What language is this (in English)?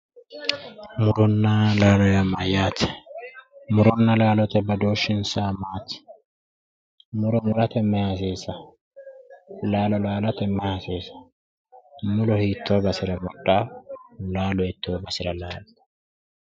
Sidamo